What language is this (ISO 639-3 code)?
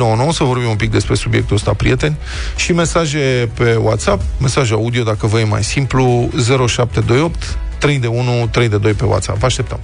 ron